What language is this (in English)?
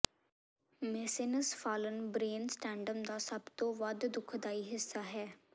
Punjabi